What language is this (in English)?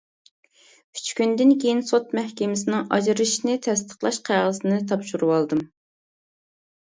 Uyghur